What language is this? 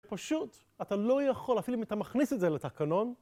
Hebrew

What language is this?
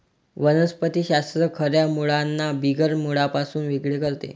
Marathi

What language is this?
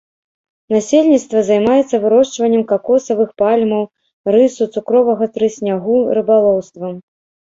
Belarusian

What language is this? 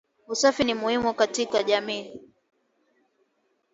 Swahili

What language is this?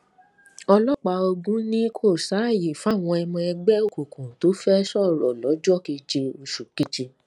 Yoruba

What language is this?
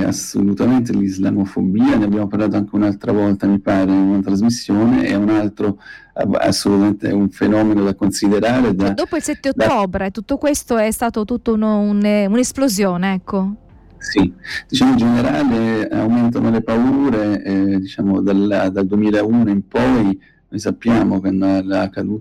Italian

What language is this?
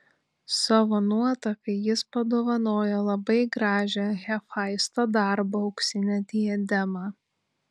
Lithuanian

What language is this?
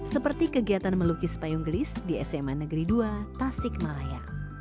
Indonesian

